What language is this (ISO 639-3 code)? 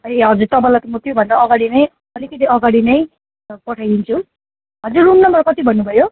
nep